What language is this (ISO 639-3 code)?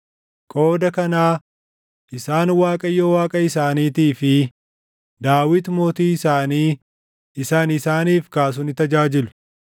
orm